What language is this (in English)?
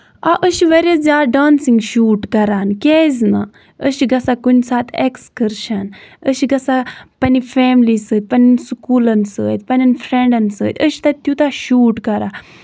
Kashmiri